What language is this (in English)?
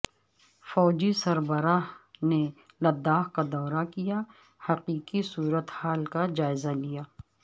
Urdu